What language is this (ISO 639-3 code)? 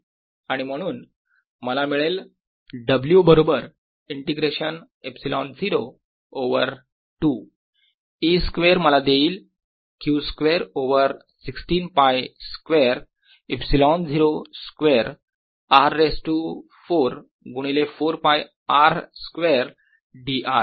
mar